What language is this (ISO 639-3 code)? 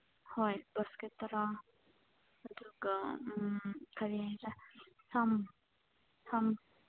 mni